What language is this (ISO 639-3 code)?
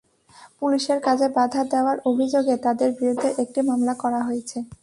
ben